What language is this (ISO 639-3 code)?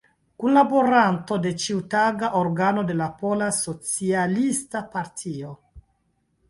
epo